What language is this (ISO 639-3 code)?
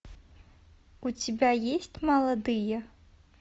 rus